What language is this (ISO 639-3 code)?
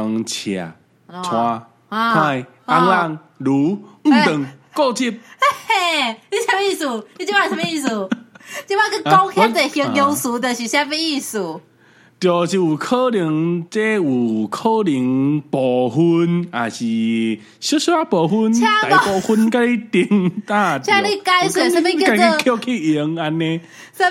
zho